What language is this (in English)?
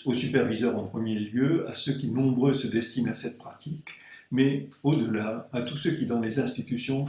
French